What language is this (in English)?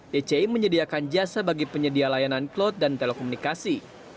Indonesian